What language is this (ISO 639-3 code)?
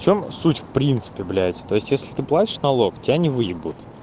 rus